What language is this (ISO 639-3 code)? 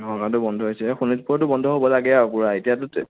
asm